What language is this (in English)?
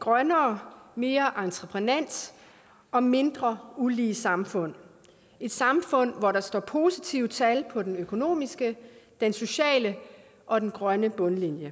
Danish